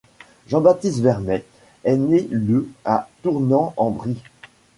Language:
French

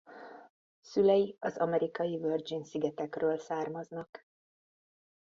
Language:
Hungarian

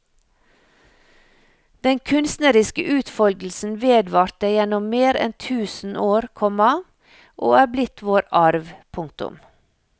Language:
Norwegian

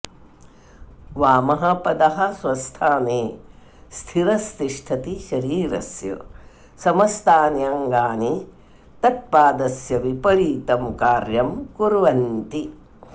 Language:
Sanskrit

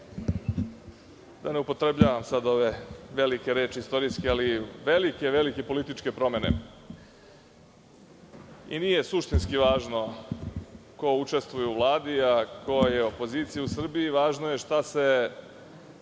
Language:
Serbian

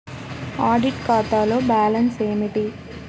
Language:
Telugu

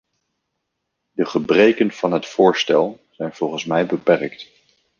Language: Dutch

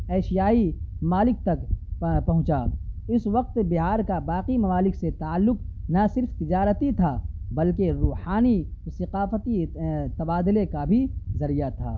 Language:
Urdu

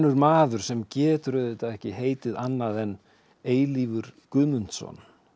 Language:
Icelandic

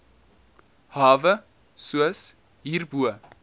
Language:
Afrikaans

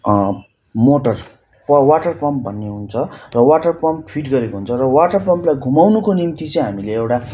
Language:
Nepali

